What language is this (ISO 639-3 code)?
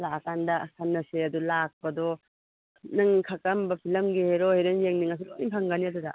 mni